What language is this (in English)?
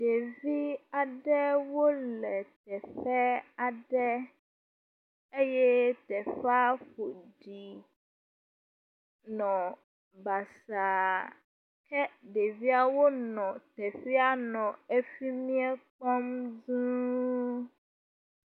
Ewe